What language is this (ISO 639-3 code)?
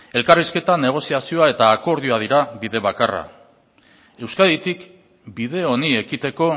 eus